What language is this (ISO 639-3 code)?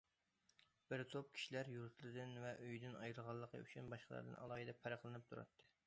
uig